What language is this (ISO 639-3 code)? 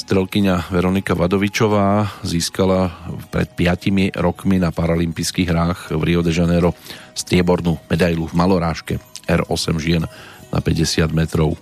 slk